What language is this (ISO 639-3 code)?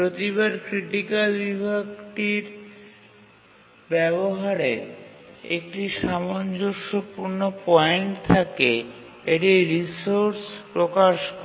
ben